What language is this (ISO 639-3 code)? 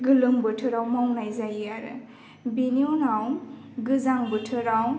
brx